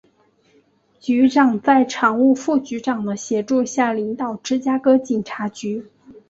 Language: Chinese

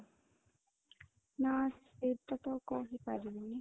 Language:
Odia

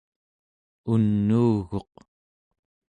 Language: Central Yupik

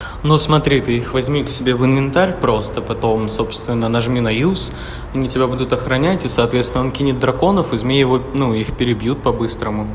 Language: Russian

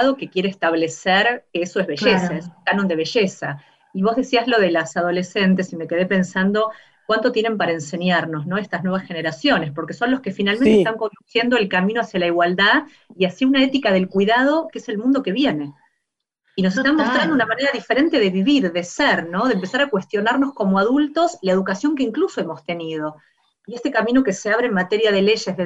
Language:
Spanish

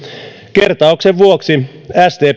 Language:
Finnish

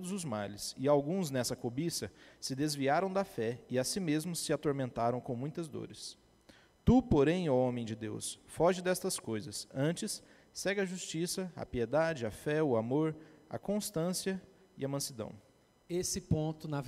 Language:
Portuguese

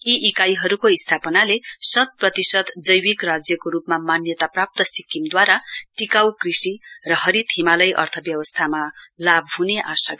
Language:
Nepali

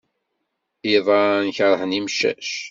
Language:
Kabyle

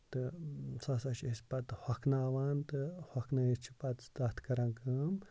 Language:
Kashmiri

